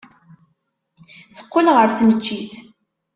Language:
Kabyle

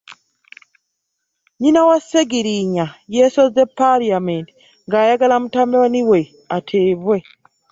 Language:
Ganda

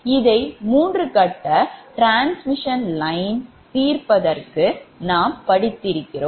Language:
Tamil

